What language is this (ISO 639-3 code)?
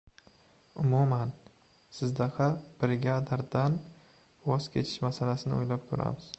uzb